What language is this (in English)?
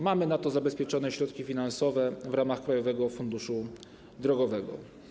Polish